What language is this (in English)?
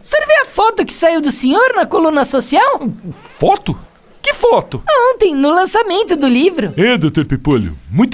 Portuguese